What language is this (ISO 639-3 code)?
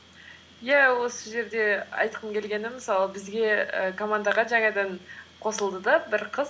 kaz